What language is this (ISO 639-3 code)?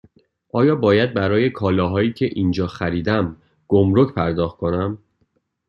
fas